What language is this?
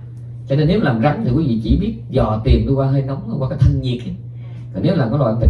Vietnamese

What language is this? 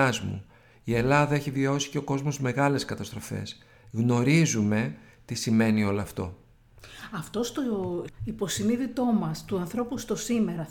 Greek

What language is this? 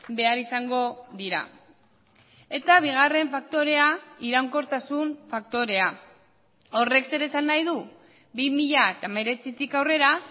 Basque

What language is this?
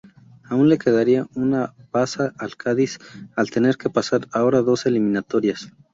Spanish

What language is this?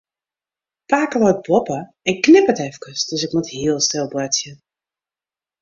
Western Frisian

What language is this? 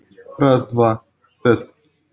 Russian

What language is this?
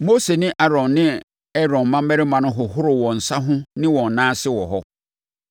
Akan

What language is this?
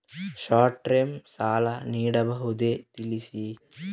Kannada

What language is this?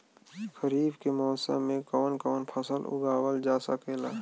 Bhojpuri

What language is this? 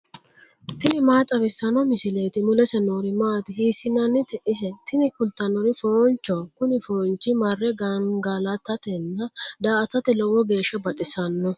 Sidamo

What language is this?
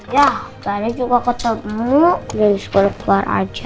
Indonesian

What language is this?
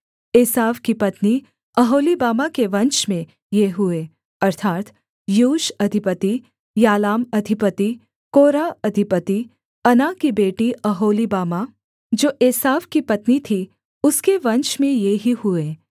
Hindi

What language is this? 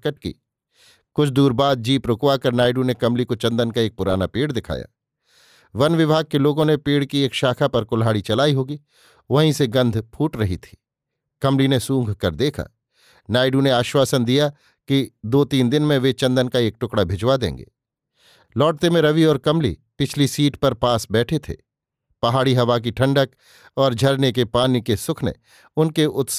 Hindi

